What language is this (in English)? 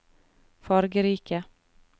Norwegian